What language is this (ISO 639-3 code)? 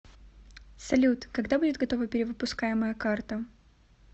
rus